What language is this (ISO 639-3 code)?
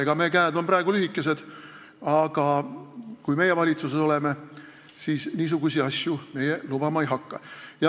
est